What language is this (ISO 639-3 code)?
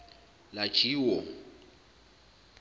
zul